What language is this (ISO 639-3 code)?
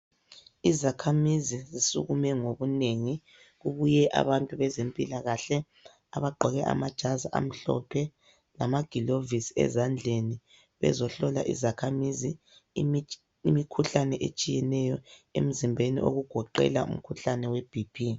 nde